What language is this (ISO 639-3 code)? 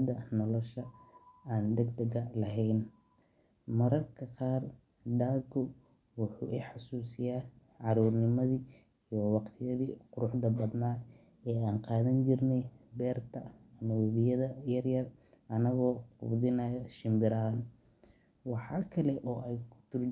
som